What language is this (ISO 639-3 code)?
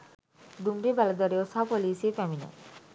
sin